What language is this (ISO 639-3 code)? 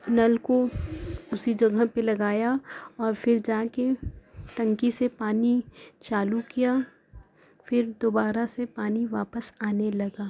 urd